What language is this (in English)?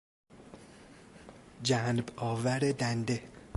Persian